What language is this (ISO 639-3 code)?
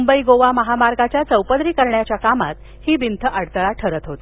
mar